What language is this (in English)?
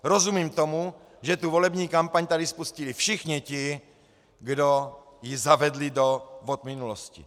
Czech